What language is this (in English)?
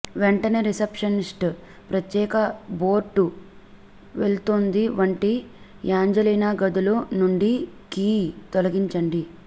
Telugu